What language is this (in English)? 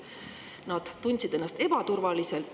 Estonian